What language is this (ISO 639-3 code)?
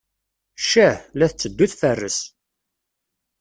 kab